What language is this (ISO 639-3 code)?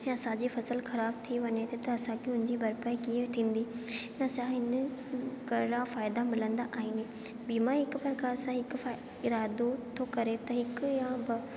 snd